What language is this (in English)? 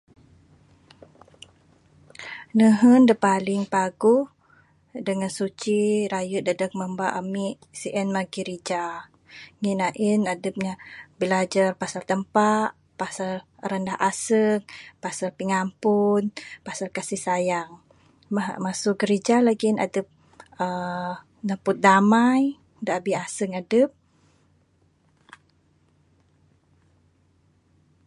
Bukar-Sadung Bidayuh